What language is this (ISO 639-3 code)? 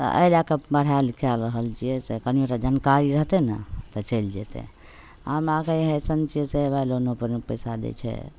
mai